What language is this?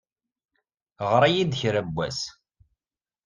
Kabyle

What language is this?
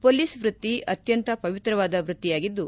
Kannada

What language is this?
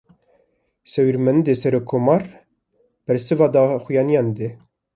Kurdish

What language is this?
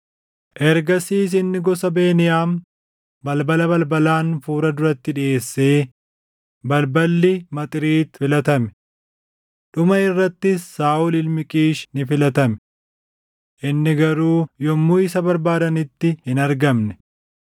Oromo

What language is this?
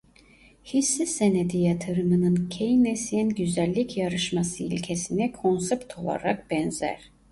Turkish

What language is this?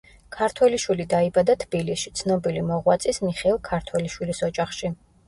Georgian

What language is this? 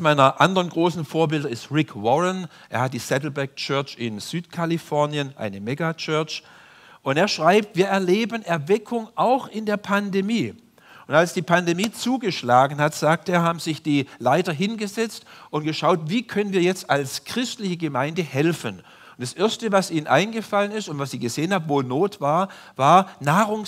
German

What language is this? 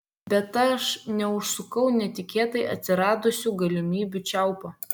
Lithuanian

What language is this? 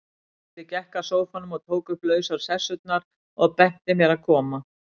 Icelandic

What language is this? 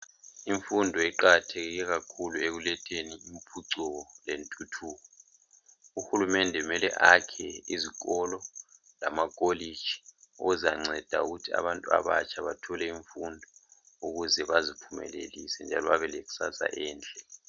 North Ndebele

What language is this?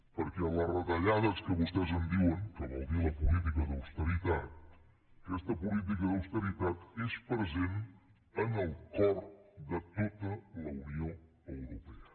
Catalan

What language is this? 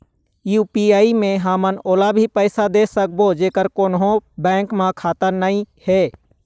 Chhattisgarhi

